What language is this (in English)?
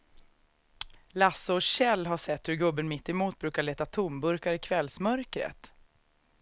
Swedish